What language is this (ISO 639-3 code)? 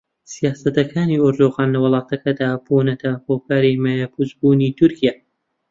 ckb